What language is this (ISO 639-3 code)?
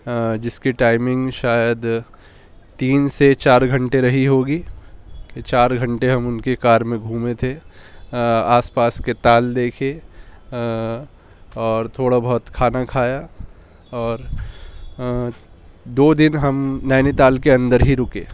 urd